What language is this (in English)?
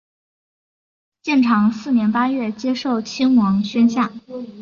Chinese